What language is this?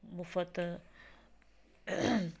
Punjabi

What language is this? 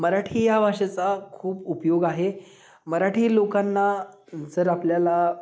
Marathi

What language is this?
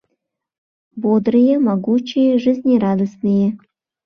Mari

